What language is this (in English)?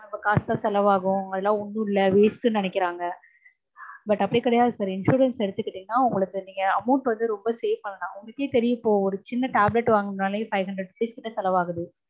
Tamil